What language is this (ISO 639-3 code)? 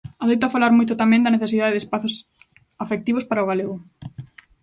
glg